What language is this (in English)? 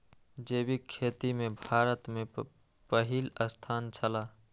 Maithili